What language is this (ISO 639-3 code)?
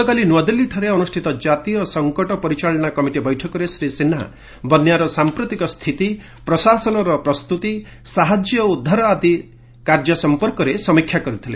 ori